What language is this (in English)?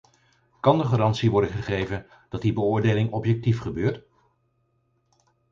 Dutch